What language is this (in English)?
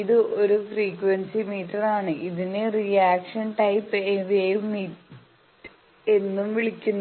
Malayalam